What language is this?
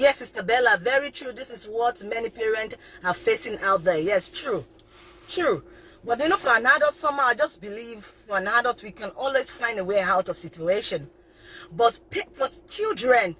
English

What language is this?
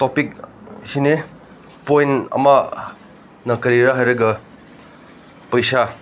Manipuri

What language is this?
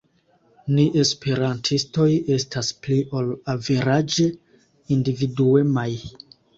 Esperanto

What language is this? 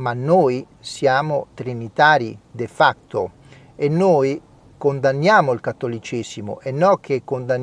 Italian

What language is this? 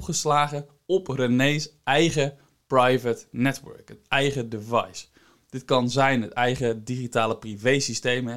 Dutch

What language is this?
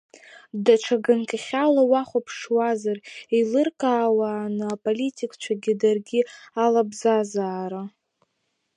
Abkhazian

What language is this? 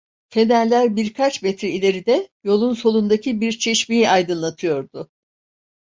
Turkish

